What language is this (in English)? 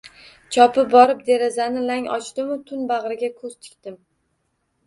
Uzbek